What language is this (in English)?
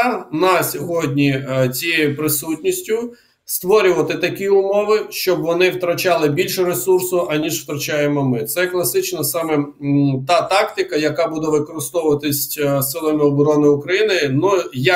Ukrainian